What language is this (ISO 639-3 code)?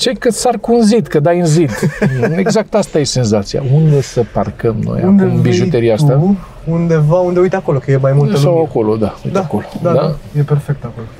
ron